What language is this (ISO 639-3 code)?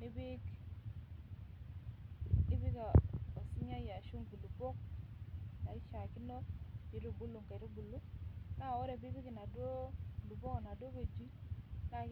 mas